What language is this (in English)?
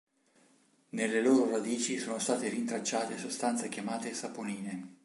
Italian